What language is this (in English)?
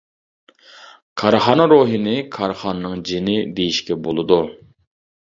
Uyghur